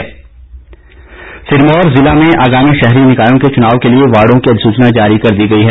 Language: Hindi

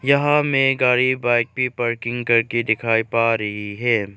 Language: Hindi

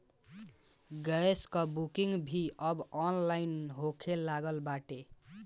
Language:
Bhojpuri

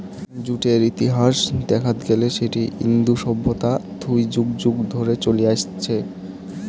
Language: Bangla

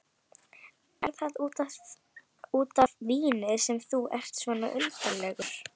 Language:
Icelandic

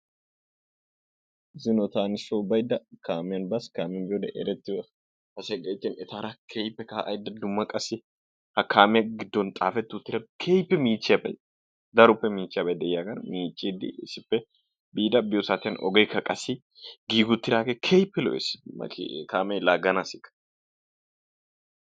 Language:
Wolaytta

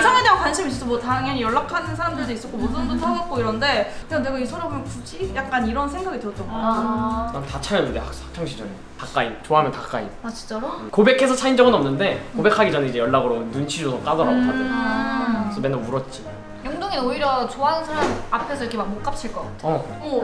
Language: Korean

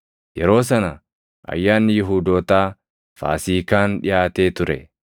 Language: Oromo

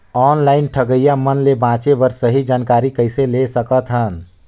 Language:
Chhattisgarhi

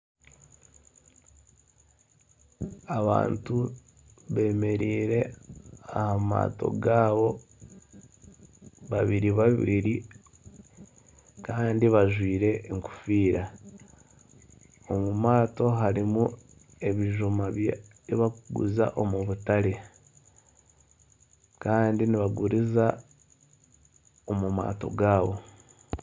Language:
Nyankole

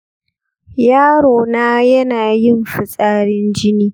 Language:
Hausa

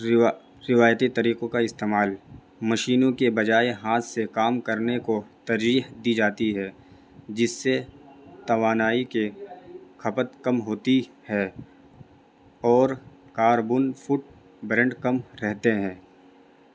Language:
Urdu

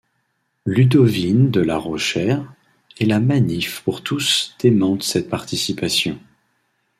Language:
French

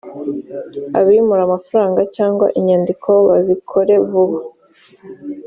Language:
Kinyarwanda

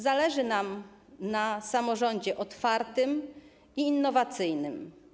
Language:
Polish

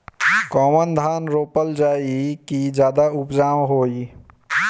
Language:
Bhojpuri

